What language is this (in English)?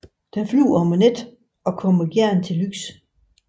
Danish